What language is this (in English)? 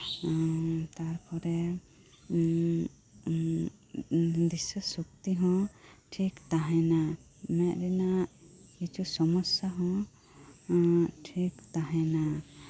Santali